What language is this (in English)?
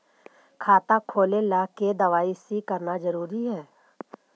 Magahi